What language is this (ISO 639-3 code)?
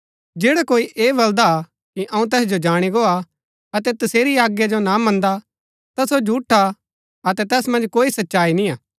gbk